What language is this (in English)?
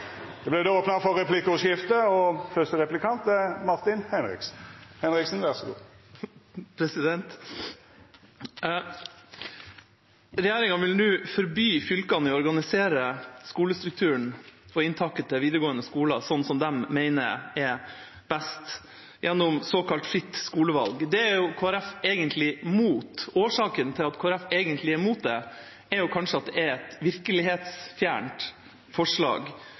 Norwegian